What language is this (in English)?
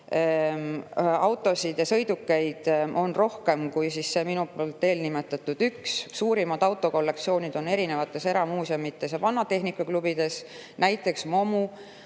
Estonian